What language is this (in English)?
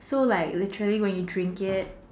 English